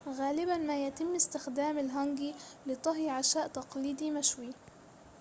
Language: Arabic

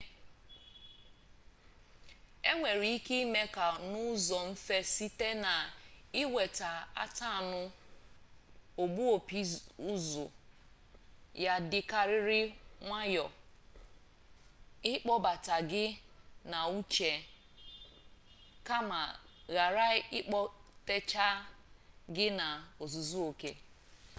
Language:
Igbo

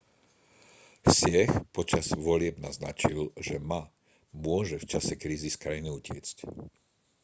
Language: Slovak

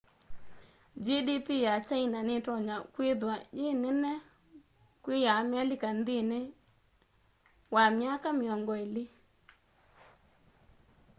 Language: Kamba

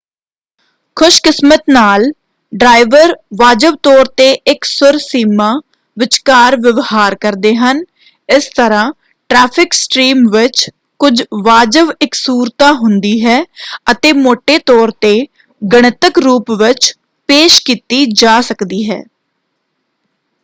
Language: Punjabi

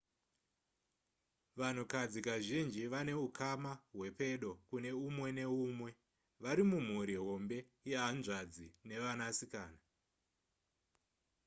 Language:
Shona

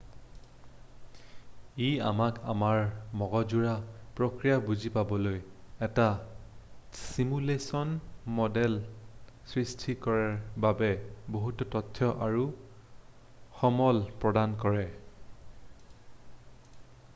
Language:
Assamese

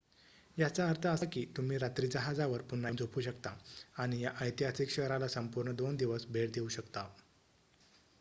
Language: Marathi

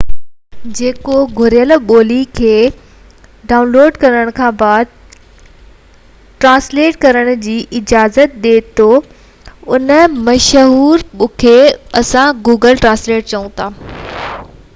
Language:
Sindhi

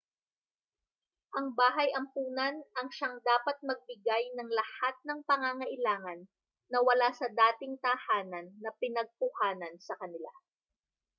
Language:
Filipino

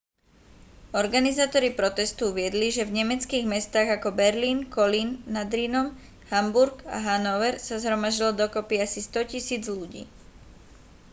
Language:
Slovak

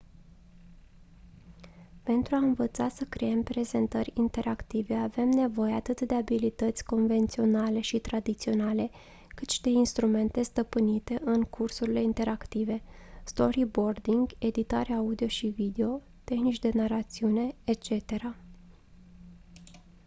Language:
Romanian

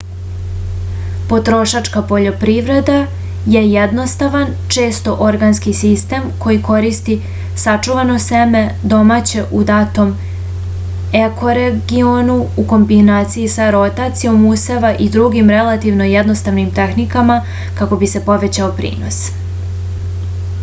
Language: Serbian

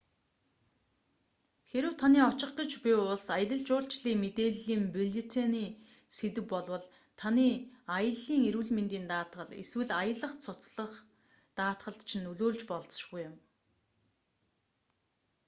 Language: Mongolian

